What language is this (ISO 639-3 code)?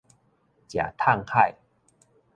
nan